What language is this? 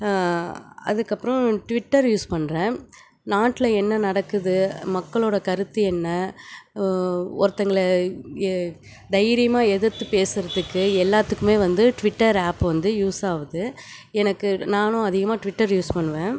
Tamil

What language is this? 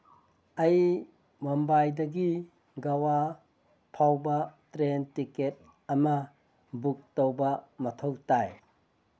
Manipuri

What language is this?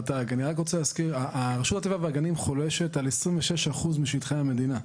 Hebrew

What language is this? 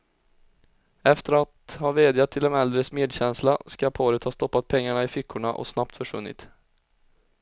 Swedish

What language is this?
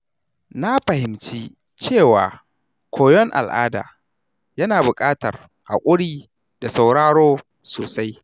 Hausa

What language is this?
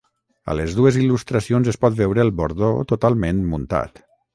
Catalan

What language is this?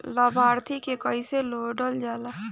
Bhojpuri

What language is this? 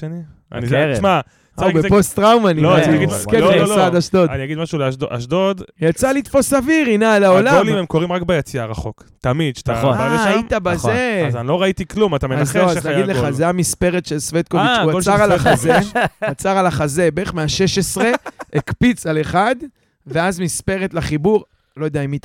Hebrew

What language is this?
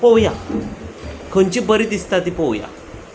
Konkani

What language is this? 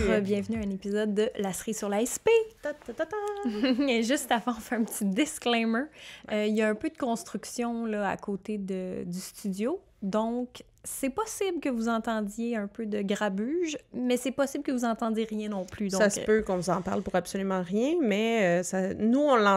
French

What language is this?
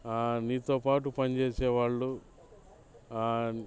Telugu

